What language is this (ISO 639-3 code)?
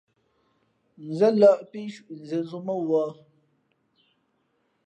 fmp